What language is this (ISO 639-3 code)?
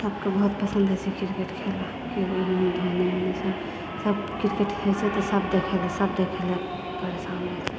mai